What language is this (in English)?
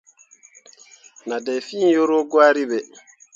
Mundang